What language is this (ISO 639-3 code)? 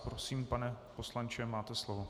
ces